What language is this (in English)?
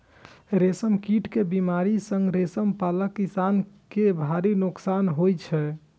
Maithili